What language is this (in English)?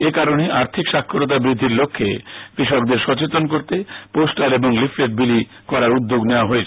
Bangla